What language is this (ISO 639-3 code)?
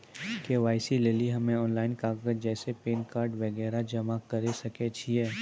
mai